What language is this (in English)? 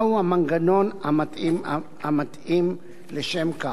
Hebrew